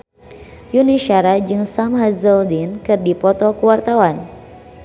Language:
Sundanese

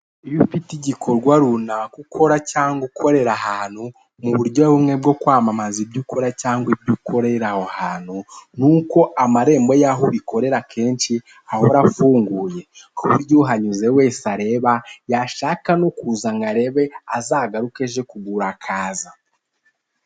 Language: Kinyarwanda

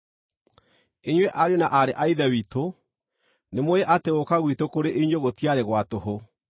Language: Kikuyu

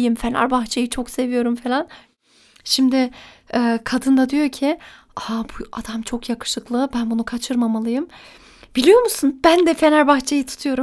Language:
Turkish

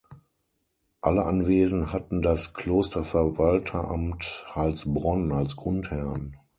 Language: German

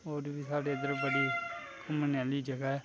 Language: Dogri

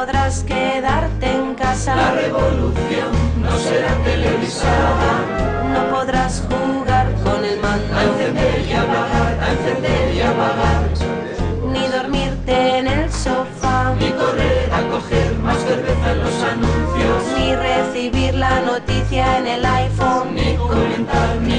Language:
Spanish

